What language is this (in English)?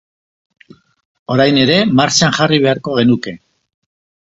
Basque